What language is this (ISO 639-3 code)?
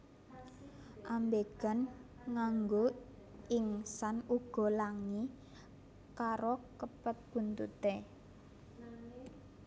jav